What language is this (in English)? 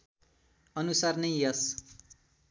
Nepali